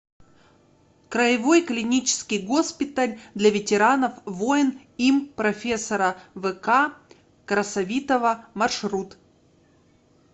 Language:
Russian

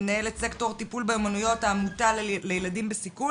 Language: Hebrew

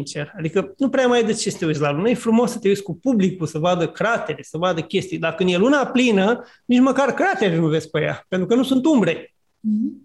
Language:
Romanian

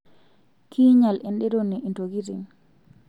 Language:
Masai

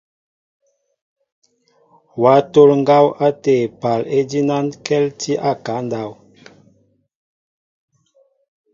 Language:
Mbo (Cameroon)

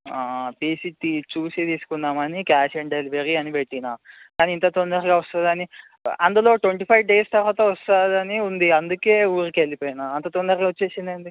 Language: Telugu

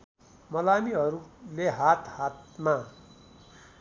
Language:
Nepali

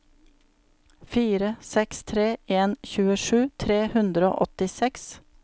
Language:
Norwegian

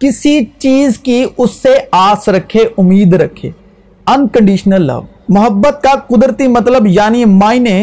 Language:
Urdu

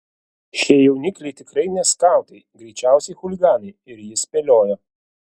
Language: Lithuanian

